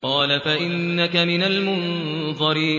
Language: Arabic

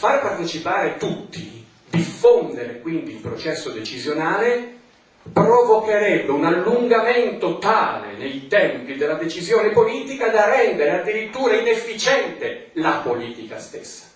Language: Italian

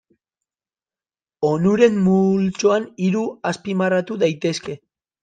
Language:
Basque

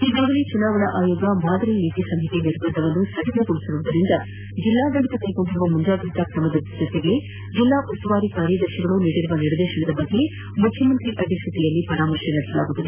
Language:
Kannada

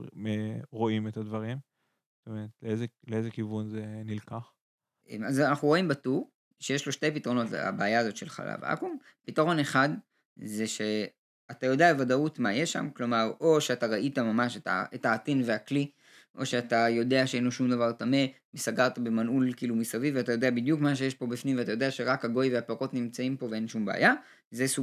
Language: Hebrew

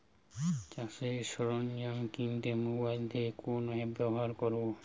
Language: Bangla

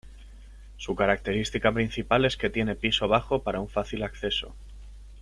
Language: Spanish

